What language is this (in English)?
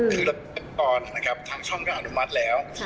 Thai